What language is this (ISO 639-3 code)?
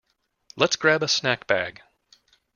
eng